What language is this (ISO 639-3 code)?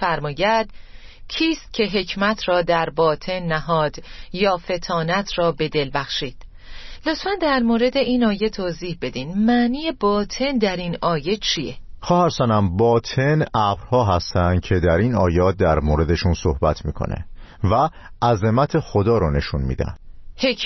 fas